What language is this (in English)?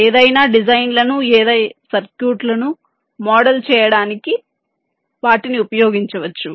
Telugu